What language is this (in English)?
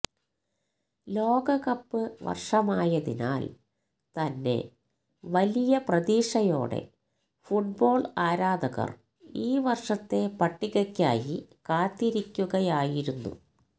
Malayalam